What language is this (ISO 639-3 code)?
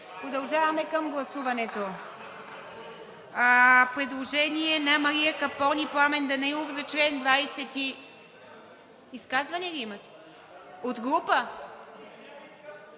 bul